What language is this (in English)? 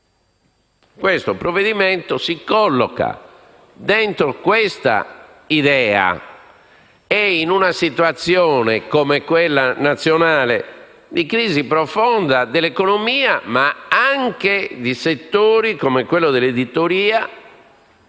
Italian